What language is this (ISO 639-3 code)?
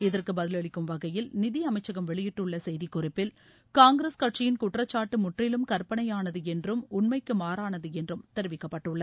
tam